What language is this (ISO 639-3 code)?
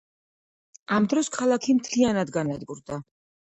kat